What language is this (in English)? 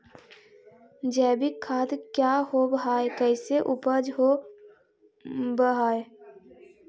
Magahi